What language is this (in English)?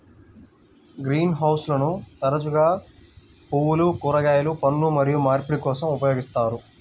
Telugu